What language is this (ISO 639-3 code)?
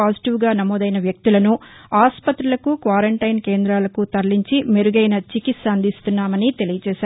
tel